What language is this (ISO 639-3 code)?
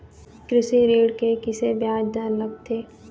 hne